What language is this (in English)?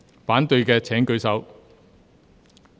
Cantonese